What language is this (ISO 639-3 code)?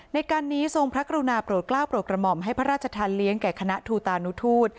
tha